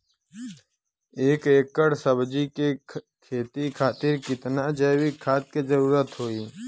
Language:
Bhojpuri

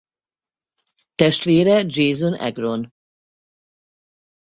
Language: Hungarian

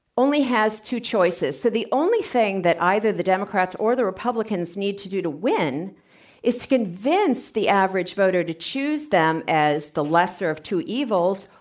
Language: English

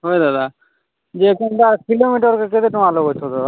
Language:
Odia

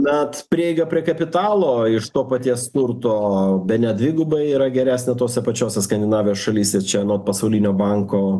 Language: Lithuanian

